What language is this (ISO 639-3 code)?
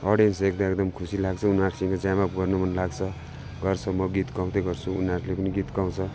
nep